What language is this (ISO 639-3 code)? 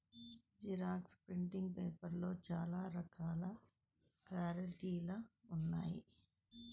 tel